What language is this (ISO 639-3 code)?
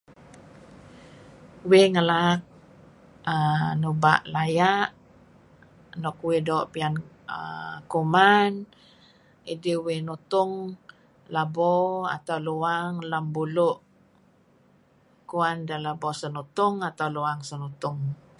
kzi